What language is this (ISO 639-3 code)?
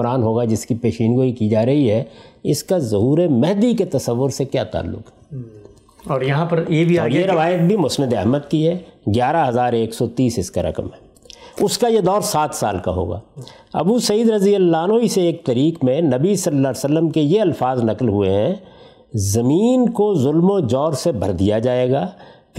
urd